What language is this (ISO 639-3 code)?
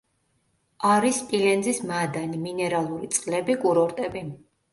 kat